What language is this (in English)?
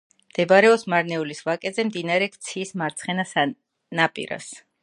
Georgian